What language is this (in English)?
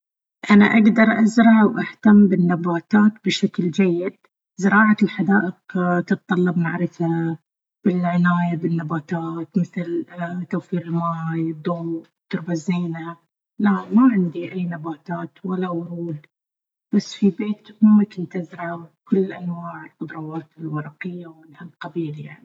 Baharna Arabic